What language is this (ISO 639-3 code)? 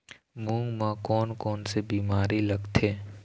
hne